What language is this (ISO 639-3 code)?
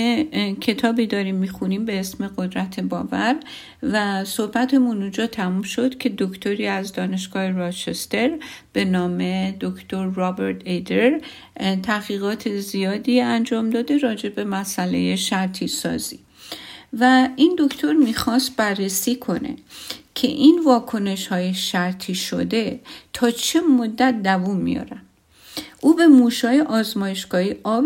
fas